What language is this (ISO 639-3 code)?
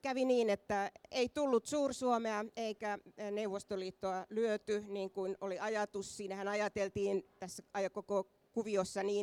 fin